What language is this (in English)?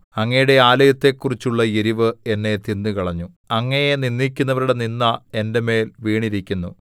Malayalam